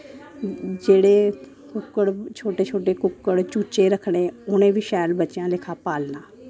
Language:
Dogri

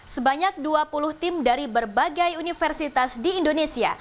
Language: Indonesian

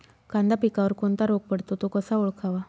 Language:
Marathi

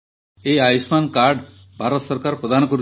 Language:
Odia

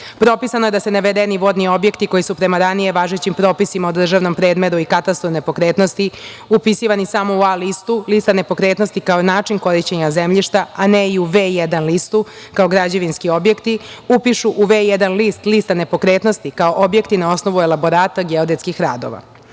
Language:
Serbian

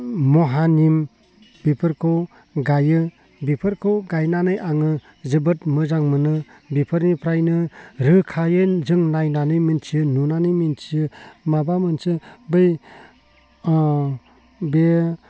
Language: Bodo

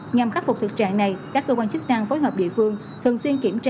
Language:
Vietnamese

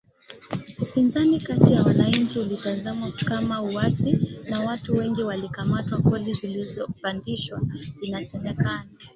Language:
Swahili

